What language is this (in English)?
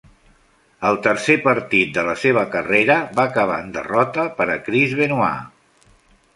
Catalan